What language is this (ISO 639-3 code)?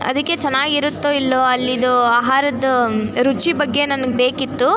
kan